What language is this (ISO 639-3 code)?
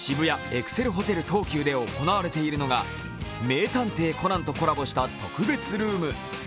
jpn